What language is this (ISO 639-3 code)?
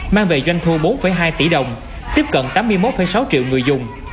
vie